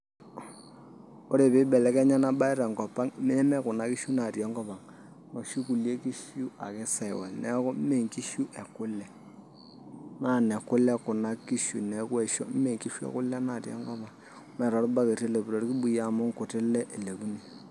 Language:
Masai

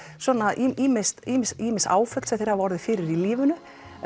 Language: Icelandic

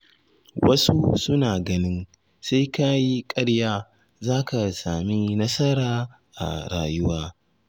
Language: Hausa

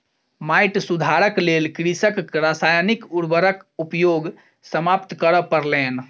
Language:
Maithili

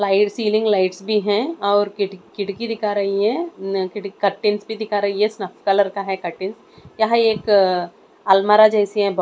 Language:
Hindi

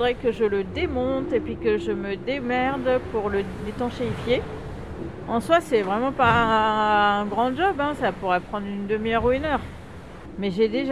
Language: French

